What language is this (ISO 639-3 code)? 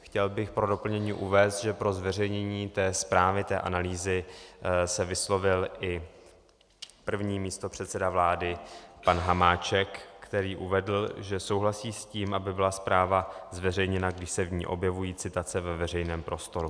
ces